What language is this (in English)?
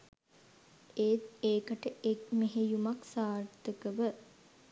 Sinhala